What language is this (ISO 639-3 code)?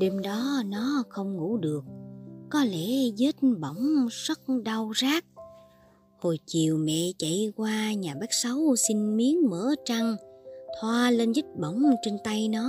vie